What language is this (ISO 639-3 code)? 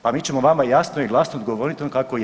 hrv